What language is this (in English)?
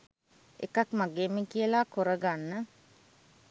Sinhala